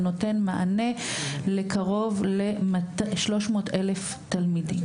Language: Hebrew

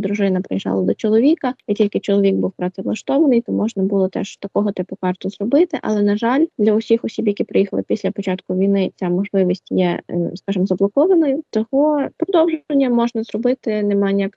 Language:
Ukrainian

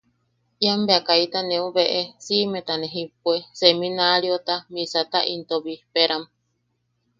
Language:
Yaqui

